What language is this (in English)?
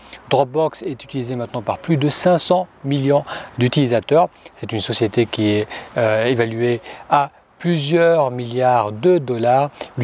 French